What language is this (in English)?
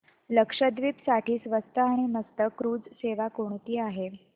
Marathi